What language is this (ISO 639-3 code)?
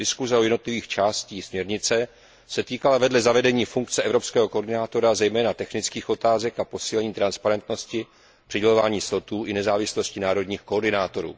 ces